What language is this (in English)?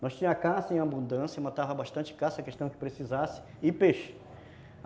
Portuguese